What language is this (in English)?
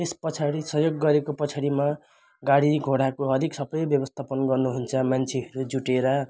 Nepali